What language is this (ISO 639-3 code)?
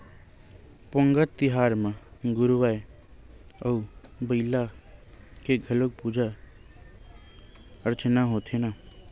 hne